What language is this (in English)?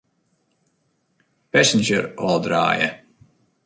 Western Frisian